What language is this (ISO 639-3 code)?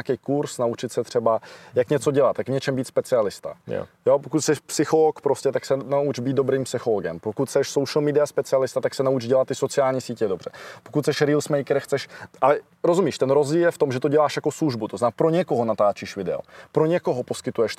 ces